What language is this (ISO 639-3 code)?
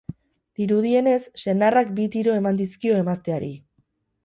eus